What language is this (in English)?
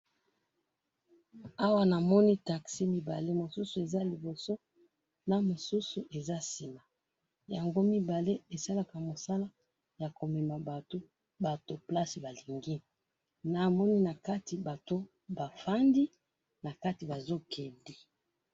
Lingala